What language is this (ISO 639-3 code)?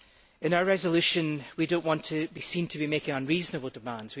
eng